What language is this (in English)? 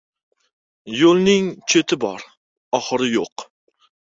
Uzbek